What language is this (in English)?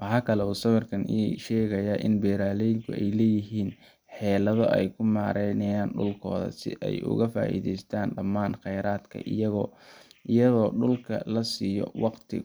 Somali